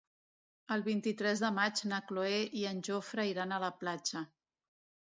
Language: Catalan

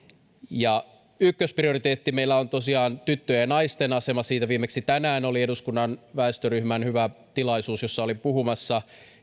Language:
Finnish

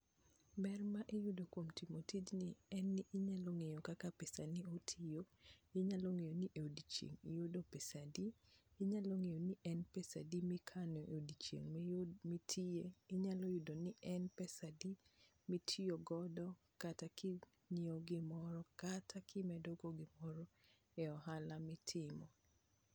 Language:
Luo (Kenya and Tanzania)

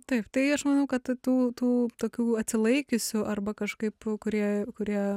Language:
Lithuanian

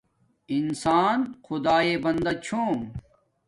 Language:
Domaaki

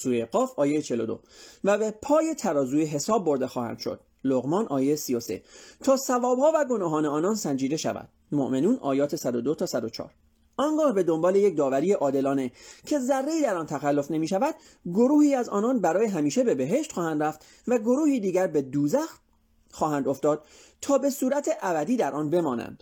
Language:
Persian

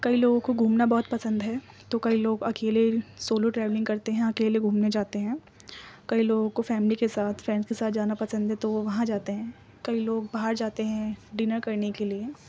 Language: Urdu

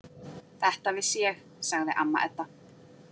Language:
Icelandic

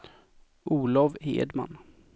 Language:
Swedish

